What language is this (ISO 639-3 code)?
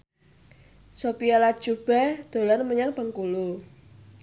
jav